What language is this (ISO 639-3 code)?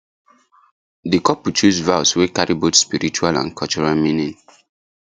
pcm